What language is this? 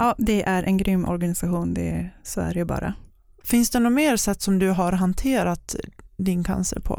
Swedish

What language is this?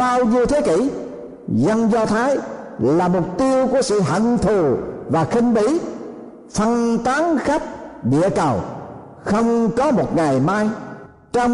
Vietnamese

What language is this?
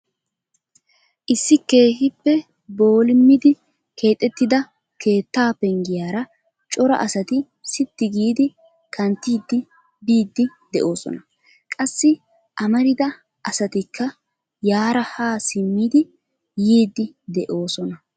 Wolaytta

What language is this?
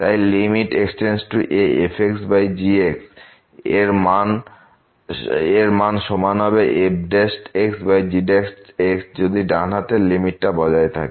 Bangla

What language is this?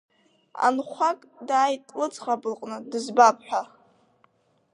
Abkhazian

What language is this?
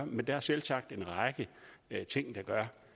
Danish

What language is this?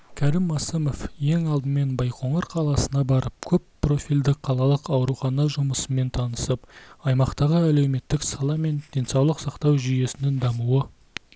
Kazakh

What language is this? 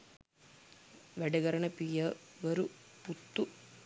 Sinhala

